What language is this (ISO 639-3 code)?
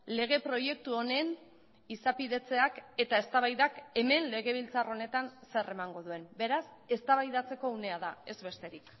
eus